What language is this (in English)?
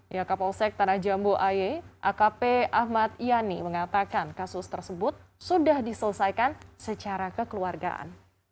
Indonesian